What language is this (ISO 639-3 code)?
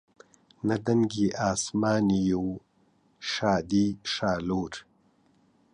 ckb